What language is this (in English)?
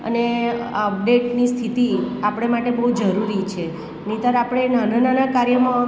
Gujarati